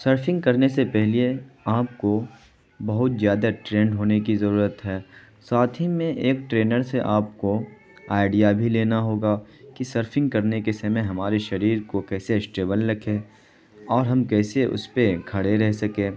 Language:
Urdu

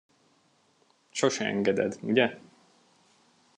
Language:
Hungarian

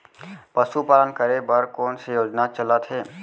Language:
Chhattisgarhi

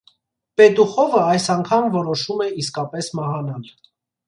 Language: Armenian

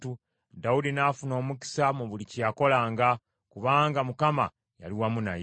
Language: Ganda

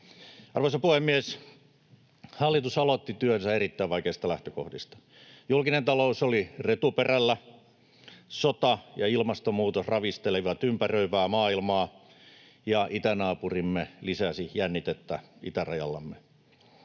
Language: Finnish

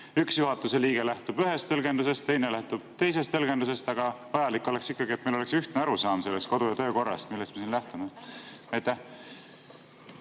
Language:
Estonian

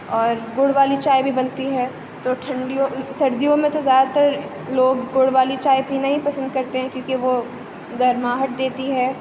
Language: Urdu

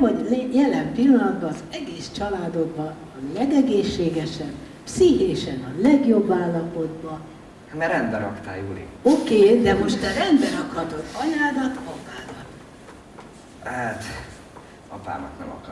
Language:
Hungarian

